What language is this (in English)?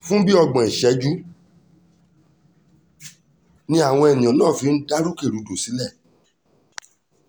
Yoruba